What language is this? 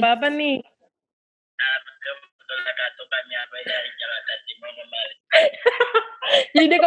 Indonesian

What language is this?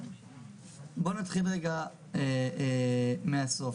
Hebrew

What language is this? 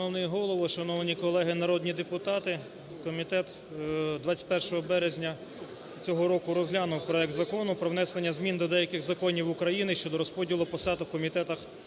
Ukrainian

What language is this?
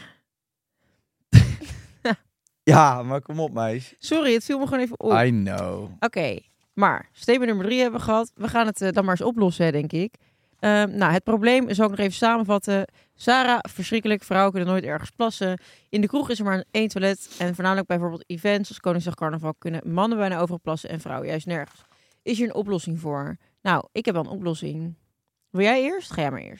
Dutch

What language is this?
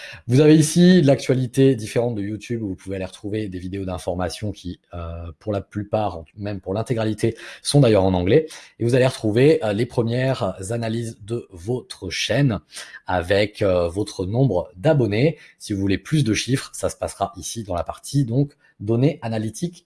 French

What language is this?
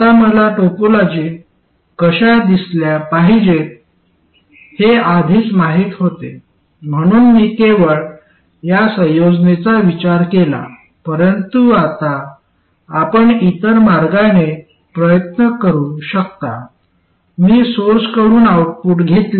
Marathi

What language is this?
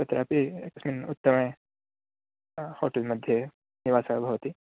Sanskrit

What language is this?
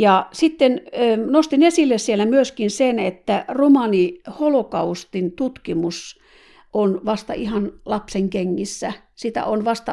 Finnish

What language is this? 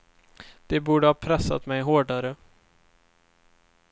Swedish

